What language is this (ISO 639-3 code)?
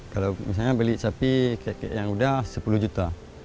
ind